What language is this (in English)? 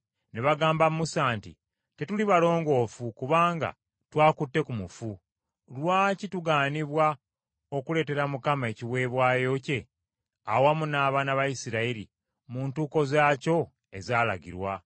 Ganda